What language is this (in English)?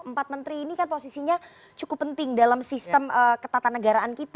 Indonesian